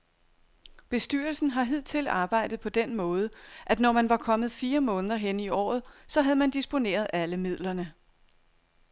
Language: Danish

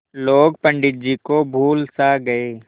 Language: Hindi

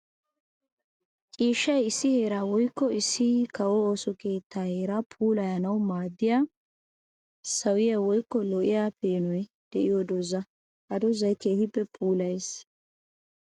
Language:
Wolaytta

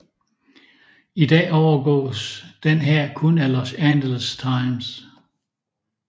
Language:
Danish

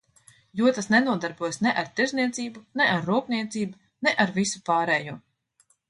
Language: Latvian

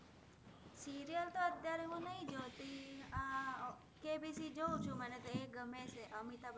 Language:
Gujarati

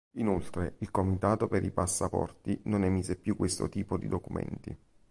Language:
Italian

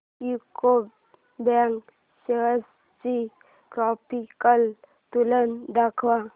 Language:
Marathi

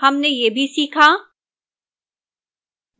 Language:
Hindi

